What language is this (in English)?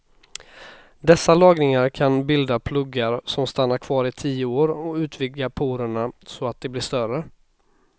Swedish